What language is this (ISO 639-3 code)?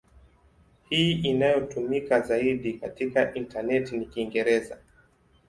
swa